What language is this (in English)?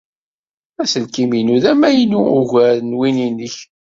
Kabyle